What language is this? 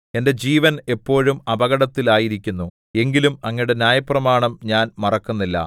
Malayalam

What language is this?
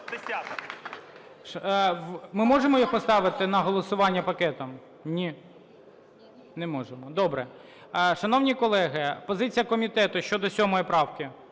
Ukrainian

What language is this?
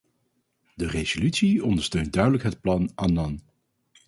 Dutch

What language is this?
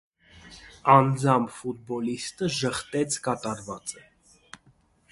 Armenian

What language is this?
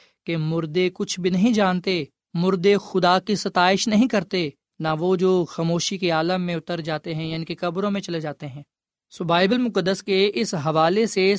Urdu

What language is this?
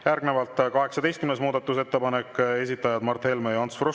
Estonian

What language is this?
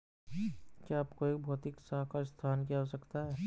Hindi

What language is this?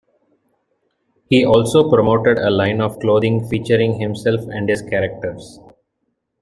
English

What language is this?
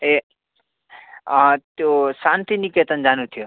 Nepali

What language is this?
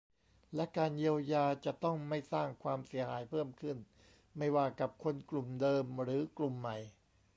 Thai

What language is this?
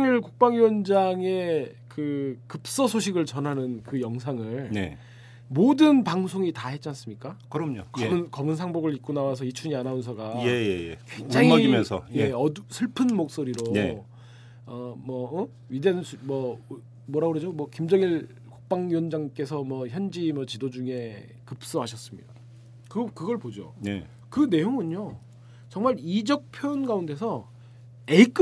Korean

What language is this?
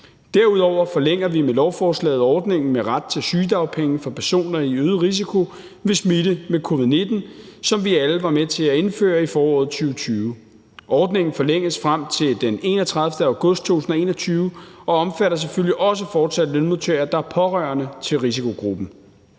Danish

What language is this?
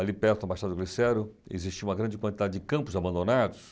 Portuguese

